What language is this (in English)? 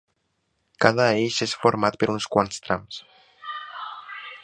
Catalan